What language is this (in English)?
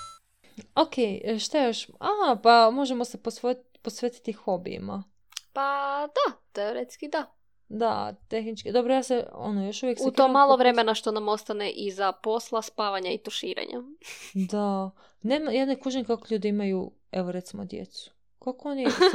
Croatian